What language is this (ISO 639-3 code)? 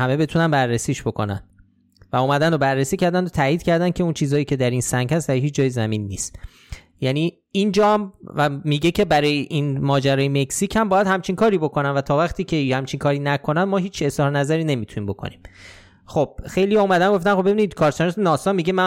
fas